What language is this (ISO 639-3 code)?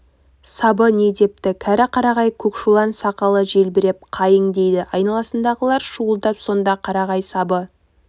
kaz